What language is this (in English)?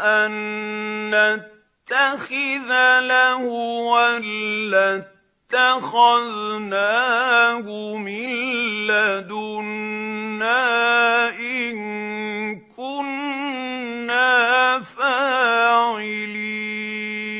Arabic